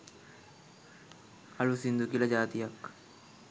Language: Sinhala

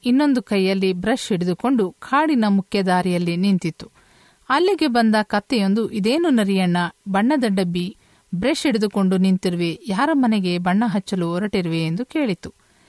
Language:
Kannada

